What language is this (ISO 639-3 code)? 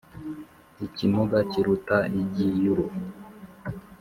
kin